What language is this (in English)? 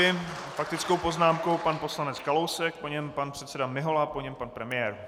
Czech